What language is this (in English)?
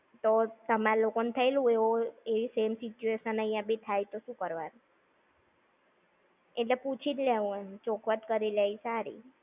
Gujarati